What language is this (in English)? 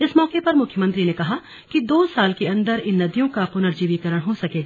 Hindi